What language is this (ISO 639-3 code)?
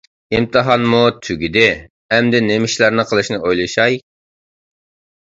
uig